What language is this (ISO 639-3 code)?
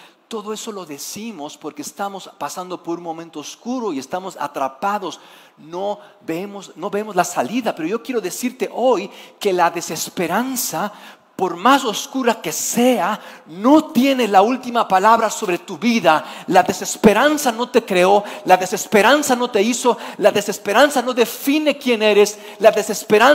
spa